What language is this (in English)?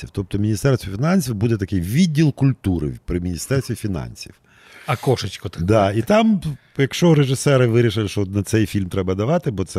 Ukrainian